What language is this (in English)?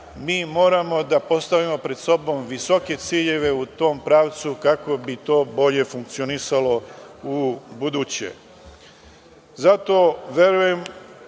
Serbian